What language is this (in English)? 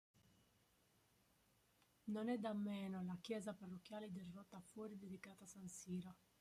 Italian